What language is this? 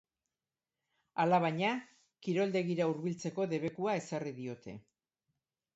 Basque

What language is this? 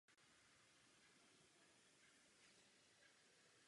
Czech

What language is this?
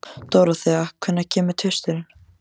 Icelandic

